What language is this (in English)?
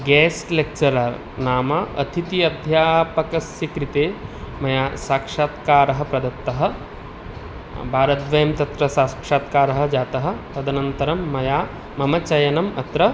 Sanskrit